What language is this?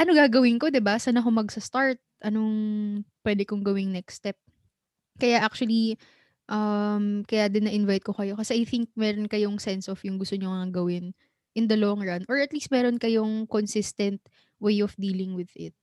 Filipino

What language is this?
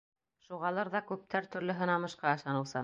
Bashkir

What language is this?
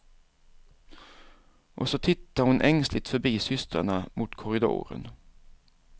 Swedish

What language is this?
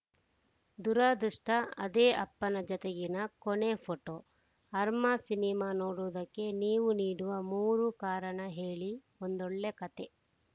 Kannada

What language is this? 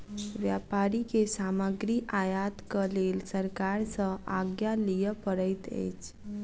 Maithili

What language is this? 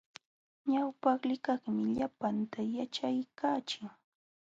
Jauja Wanca Quechua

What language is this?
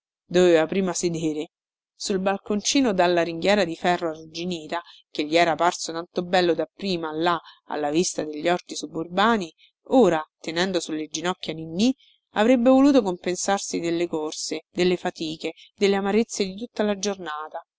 Italian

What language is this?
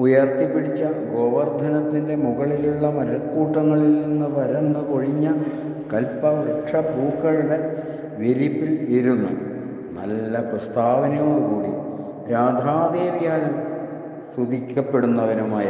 Malayalam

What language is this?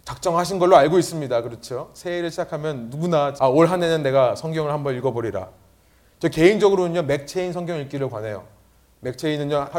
Korean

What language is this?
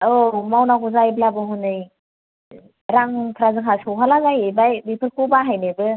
Bodo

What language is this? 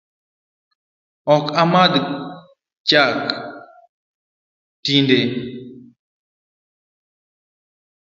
Luo (Kenya and Tanzania)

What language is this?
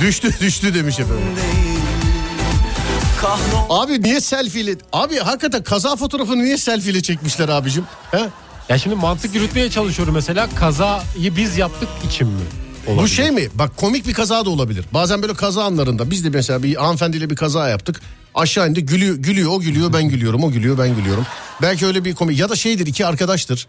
Turkish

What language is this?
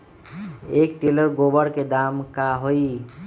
Magahi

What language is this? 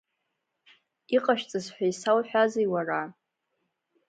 Abkhazian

